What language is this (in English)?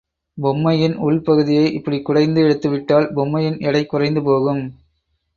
Tamil